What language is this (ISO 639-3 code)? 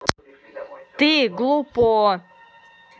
rus